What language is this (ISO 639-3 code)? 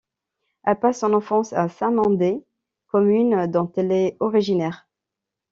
fra